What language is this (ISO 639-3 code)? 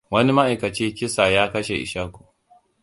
hau